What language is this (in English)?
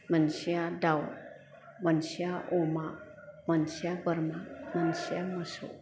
Bodo